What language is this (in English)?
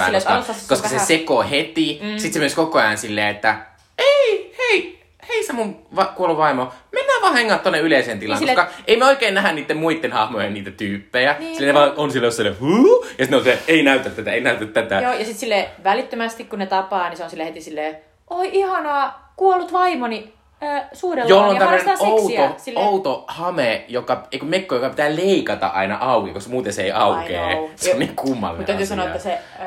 Finnish